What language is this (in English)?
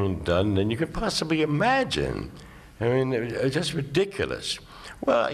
English